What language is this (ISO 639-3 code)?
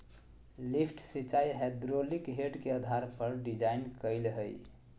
mag